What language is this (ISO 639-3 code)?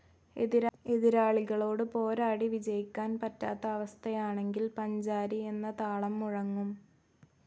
mal